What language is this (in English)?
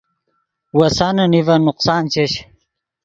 Yidgha